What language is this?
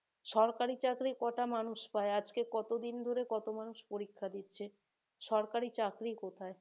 Bangla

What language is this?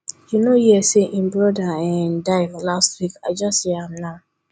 Nigerian Pidgin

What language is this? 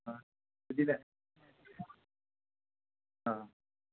Dogri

